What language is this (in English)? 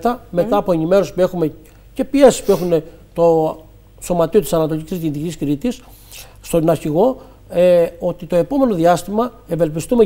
Greek